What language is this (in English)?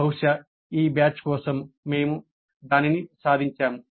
Telugu